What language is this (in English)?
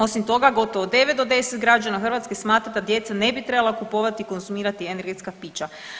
Croatian